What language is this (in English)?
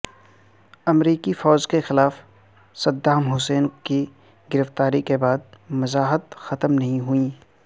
Urdu